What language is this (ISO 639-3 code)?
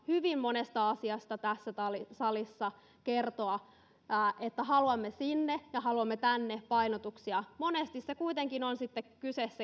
fin